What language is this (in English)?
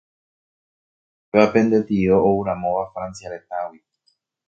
Guarani